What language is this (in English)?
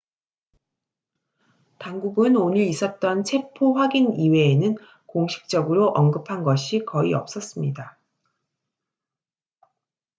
Korean